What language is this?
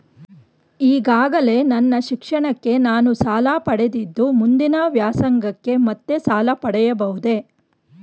Kannada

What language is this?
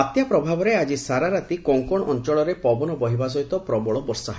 Odia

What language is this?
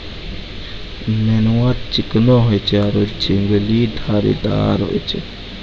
Maithili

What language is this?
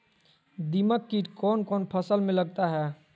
Magahi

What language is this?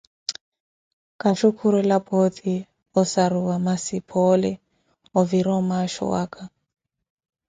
Koti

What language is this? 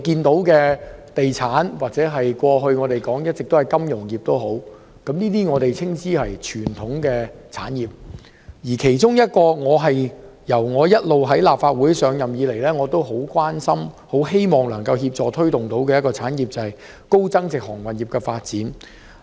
Cantonese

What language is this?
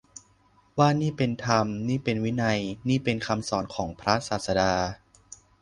Thai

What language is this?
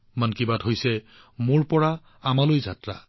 Assamese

